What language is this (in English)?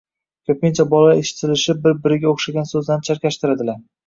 Uzbek